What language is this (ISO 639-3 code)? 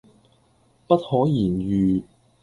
yue